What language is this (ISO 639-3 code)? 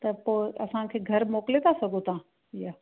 snd